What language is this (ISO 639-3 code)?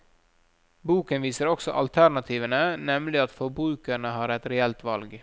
nor